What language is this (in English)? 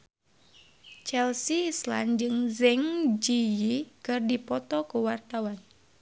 Sundanese